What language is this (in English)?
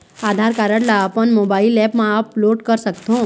Chhattisgarhi